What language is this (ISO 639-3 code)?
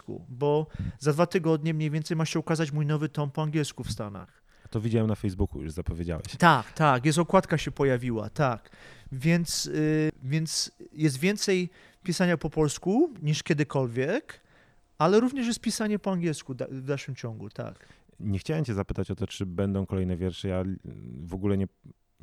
pol